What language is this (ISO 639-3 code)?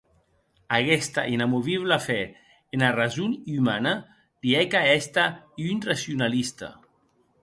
oci